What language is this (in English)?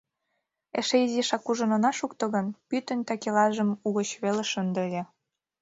Mari